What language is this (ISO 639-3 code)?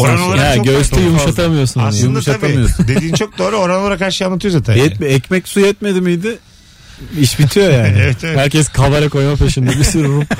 tur